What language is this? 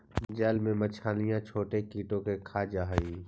Magahi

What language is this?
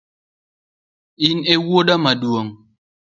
Luo (Kenya and Tanzania)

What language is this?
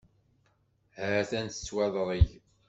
Kabyle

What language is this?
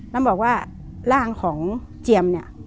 Thai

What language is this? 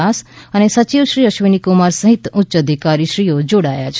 Gujarati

